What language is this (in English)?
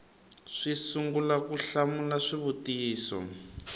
Tsonga